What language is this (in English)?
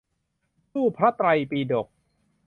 Thai